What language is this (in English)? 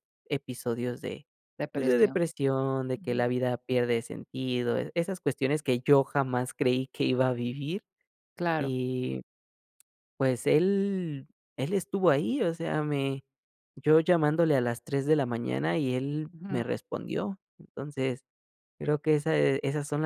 Spanish